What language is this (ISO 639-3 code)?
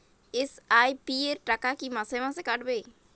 ben